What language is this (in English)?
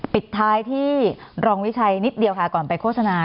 Thai